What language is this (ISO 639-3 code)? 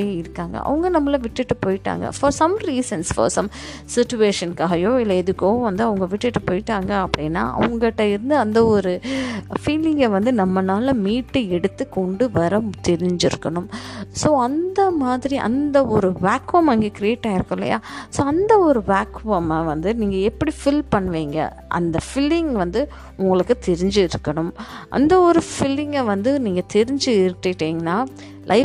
tam